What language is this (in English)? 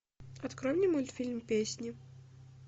Russian